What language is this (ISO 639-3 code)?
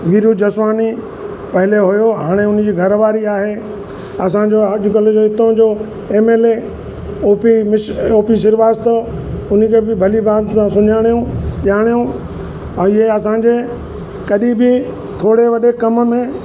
snd